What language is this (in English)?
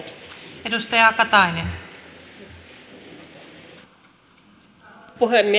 Finnish